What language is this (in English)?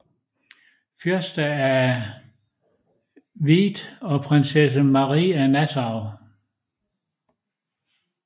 Danish